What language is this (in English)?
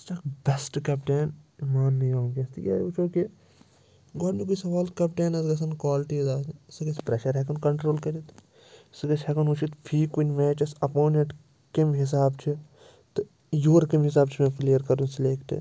Kashmiri